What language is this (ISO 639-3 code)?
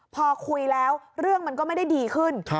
tha